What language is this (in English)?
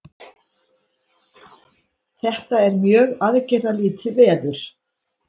Icelandic